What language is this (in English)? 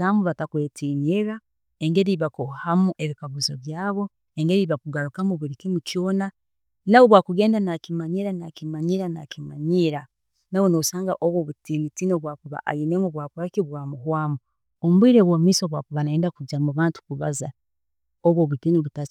Tooro